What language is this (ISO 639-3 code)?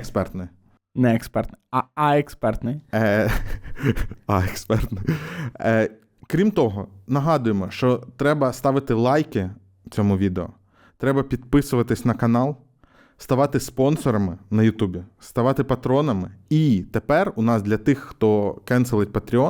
ukr